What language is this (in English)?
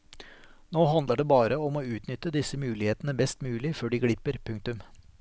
Norwegian